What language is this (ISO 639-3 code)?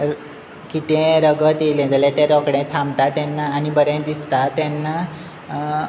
kok